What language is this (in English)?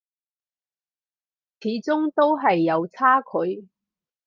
Cantonese